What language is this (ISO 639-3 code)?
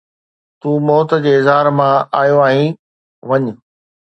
snd